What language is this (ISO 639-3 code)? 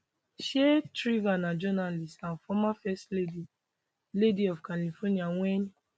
pcm